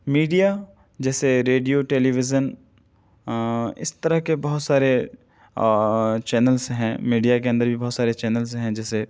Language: Urdu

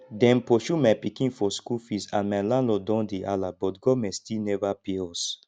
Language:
Nigerian Pidgin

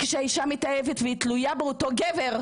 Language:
Hebrew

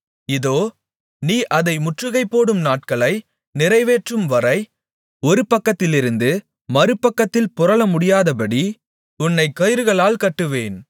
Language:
Tamil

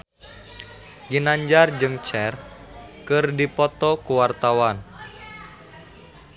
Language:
Sundanese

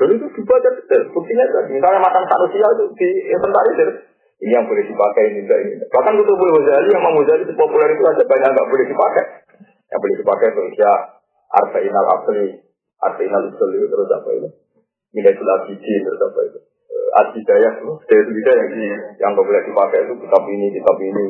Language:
Indonesian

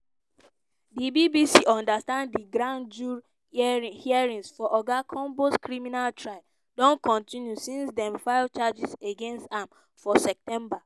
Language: Nigerian Pidgin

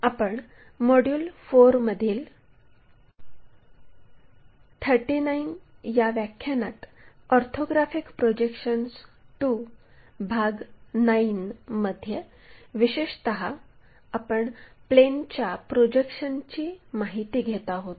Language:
Marathi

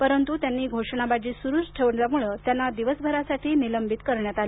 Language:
Marathi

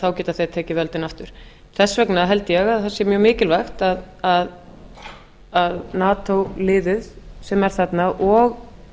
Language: Icelandic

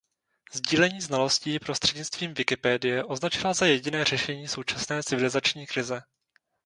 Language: Czech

